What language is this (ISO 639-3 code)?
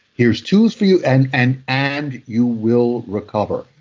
eng